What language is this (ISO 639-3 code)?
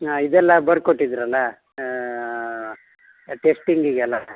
kan